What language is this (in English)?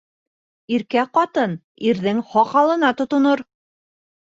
Bashkir